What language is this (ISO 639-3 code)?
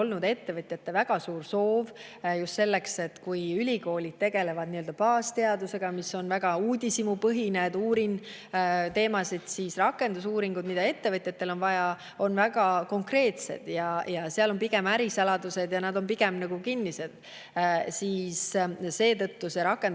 est